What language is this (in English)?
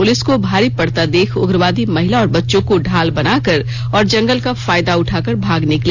Hindi